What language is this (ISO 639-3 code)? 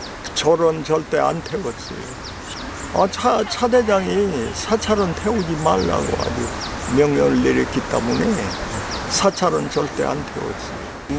kor